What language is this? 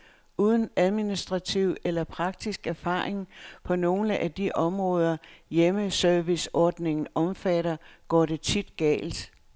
Danish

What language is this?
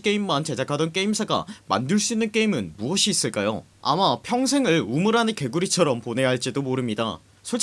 Korean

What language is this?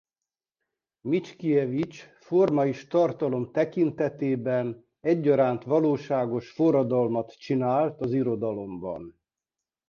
Hungarian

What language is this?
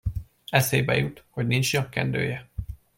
Hungarian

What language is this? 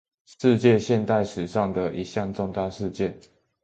Chinese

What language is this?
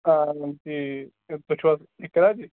Kashmiri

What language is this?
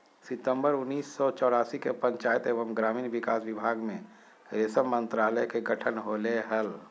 Magahi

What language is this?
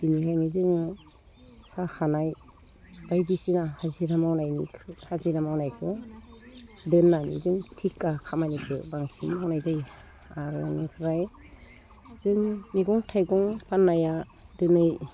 Bodo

